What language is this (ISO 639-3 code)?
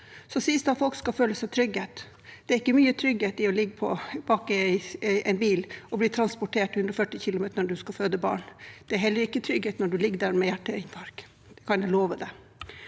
nor